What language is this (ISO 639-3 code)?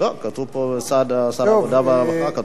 heb